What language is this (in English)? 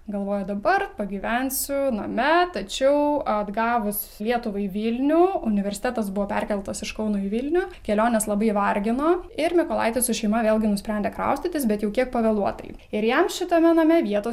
Lithuanian